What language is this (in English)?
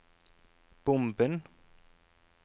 Norwegian